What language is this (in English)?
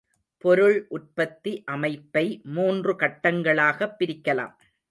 Tamil